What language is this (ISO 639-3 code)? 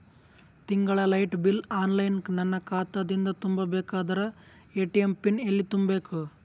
kan